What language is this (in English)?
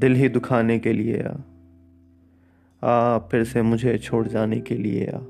Hindi